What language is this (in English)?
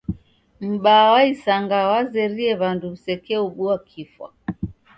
Taita